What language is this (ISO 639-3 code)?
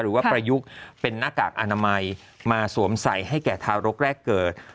tha